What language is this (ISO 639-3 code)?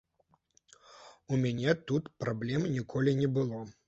bel